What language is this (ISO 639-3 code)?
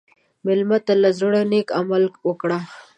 pus